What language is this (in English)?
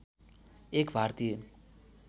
Nepali